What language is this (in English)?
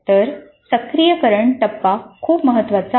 Marathi